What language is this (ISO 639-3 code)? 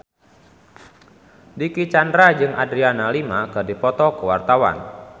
sun